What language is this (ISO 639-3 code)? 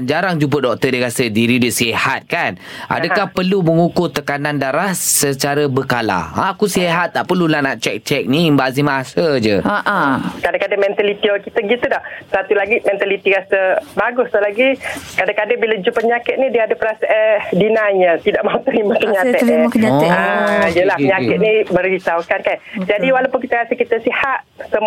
msa